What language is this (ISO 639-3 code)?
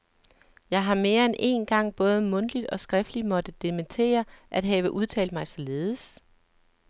dan